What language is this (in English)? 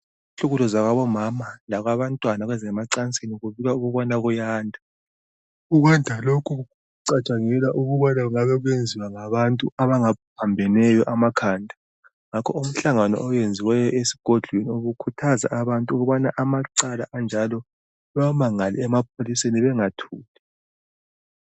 North Ndebele